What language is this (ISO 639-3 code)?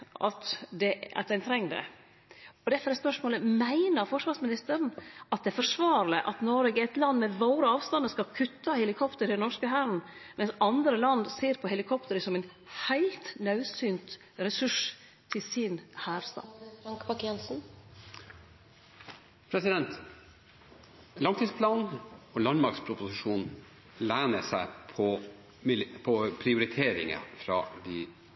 nor